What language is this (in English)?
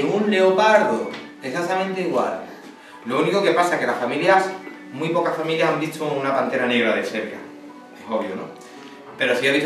Spanish